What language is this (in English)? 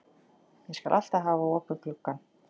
Icelandic